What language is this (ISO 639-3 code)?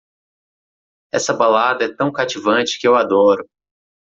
por